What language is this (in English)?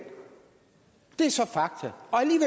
Danish